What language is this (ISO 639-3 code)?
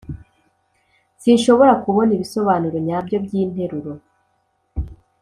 kin